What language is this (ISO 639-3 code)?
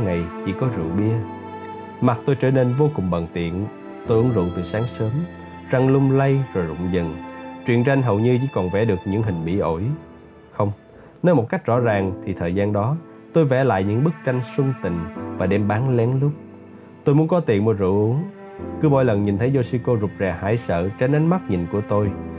vie